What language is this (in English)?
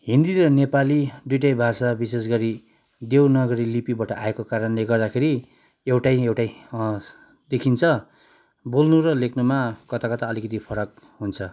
Nepali